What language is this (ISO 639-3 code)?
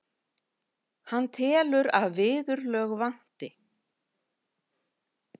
isl